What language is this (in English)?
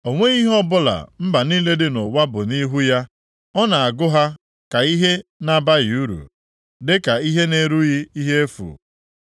Igbo